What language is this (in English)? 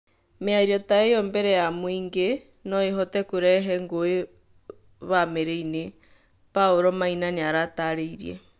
Kikuyu